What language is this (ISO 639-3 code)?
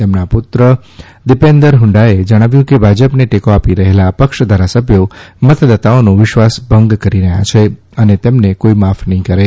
guj